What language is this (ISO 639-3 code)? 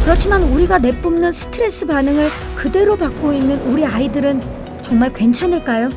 kor